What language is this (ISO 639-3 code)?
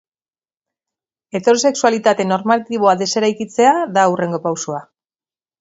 eus